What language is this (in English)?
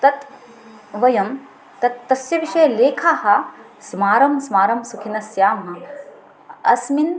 Sanskrit